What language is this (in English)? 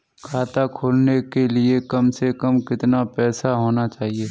Hindi